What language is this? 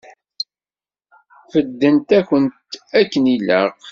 Kabyle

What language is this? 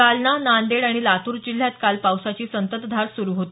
Marathi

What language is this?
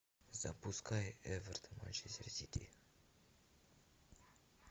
Russian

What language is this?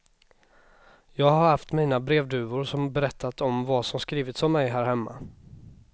Swedish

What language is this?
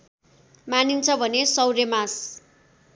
Nepali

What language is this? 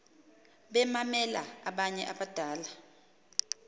Xhosa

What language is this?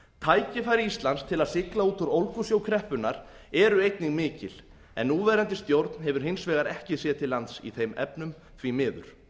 Icelandic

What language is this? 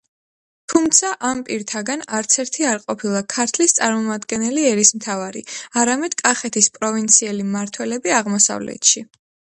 Georgian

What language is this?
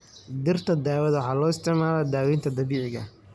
Somali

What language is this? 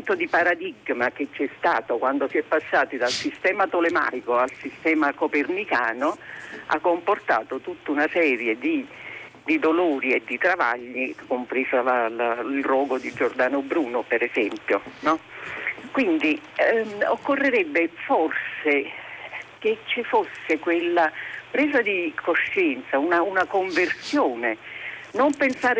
Italian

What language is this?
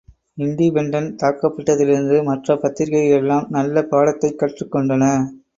Tamil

